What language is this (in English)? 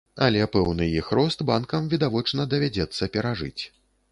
Belarusian